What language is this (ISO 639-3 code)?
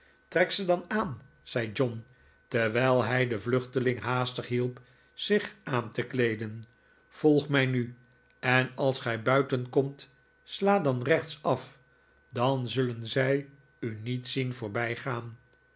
nld